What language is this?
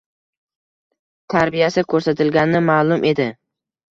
Uzbek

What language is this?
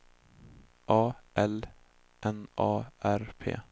Swedish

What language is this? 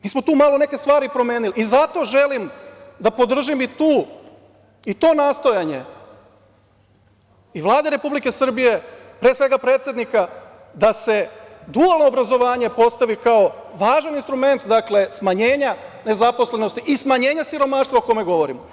Serbian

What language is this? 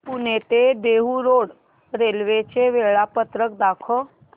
Marathi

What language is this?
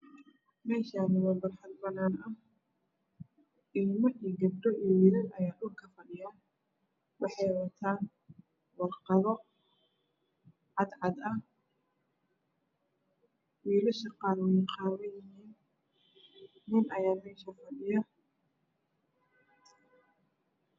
Somali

